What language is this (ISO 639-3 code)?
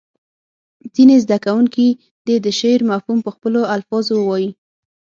pus